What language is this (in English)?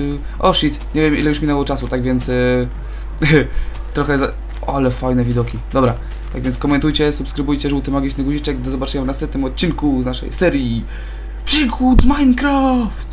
Polish